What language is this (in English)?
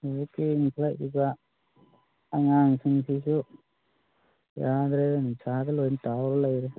Manipuri